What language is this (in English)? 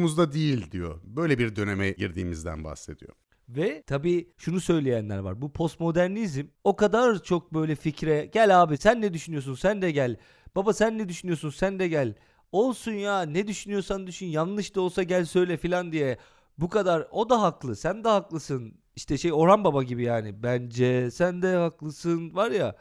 Turkish